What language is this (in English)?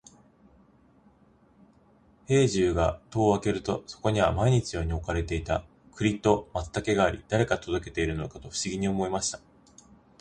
Japanese